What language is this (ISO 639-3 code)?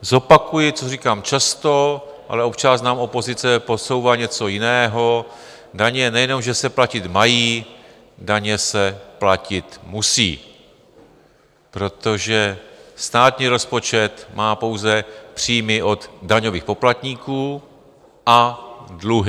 ces